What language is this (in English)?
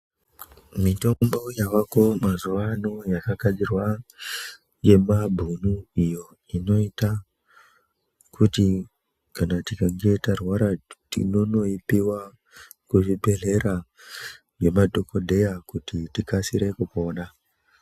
Ndau